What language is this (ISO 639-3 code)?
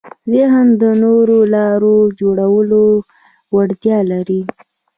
pus